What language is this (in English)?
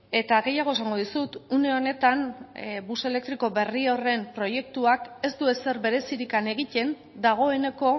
Basque